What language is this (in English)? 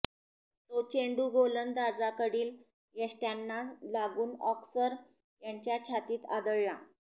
Marathi